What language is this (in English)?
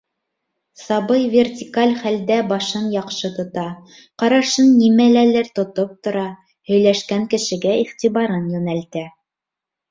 Bashkir